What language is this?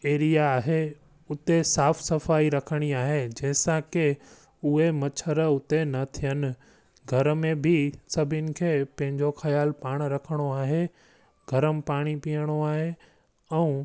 Sindhi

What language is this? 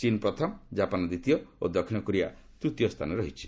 Odia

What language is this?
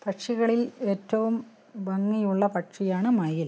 Malayalam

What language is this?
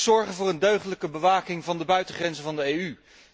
Dutch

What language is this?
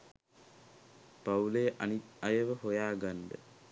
Sinhala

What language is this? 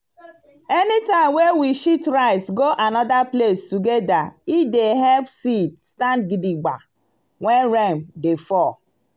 Nigerian Pidgin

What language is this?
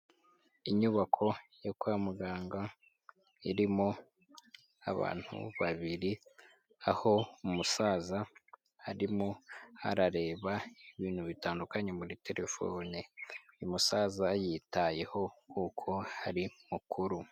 Kinyarwanda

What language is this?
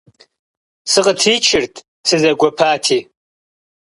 Kabardian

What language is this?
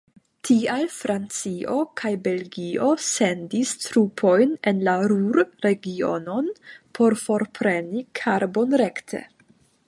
Esperanto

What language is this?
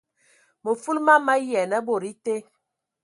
Ewondo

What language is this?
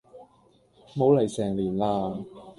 Cantonese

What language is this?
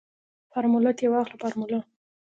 Pashto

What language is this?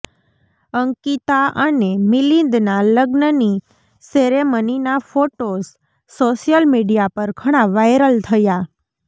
Gujarati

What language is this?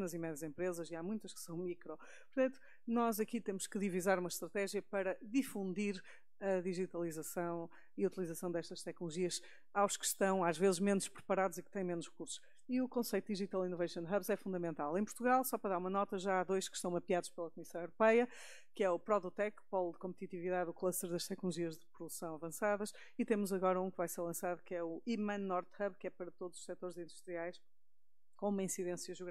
Portuguese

